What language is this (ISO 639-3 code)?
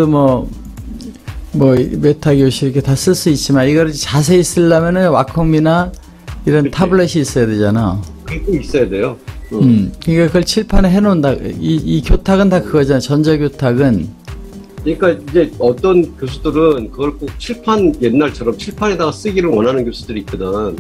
kor